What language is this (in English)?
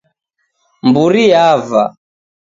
Taita